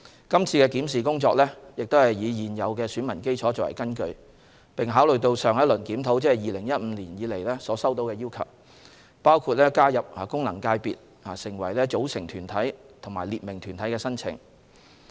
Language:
Cantonese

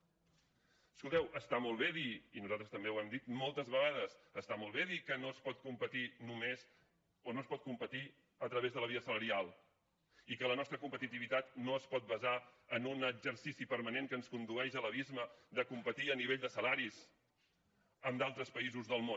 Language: Catalan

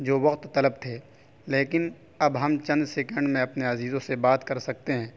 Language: Urdu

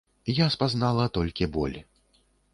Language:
Belarusian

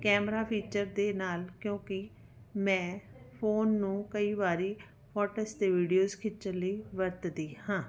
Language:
Punjabi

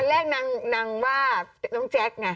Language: Thai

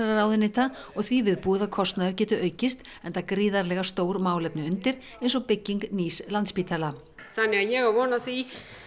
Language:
Icelandic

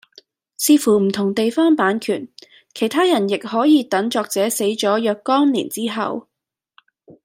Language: Cantonese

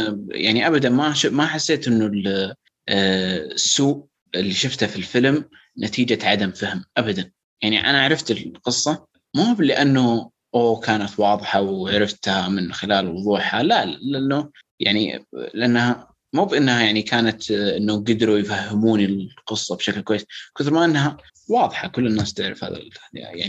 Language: Arabic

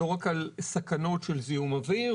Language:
Hebrew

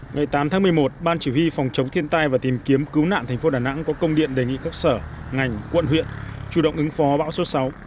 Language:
Vietnamese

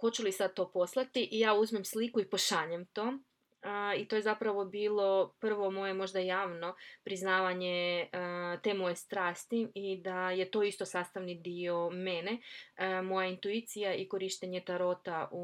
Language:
Croatian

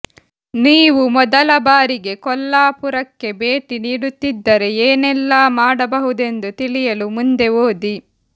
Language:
Kannada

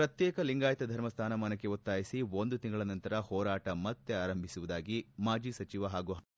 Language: Kannada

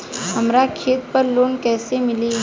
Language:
Bhojpuri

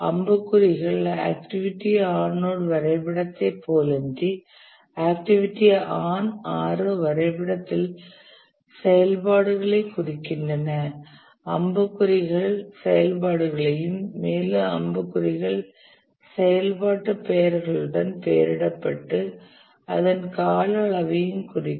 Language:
Tamil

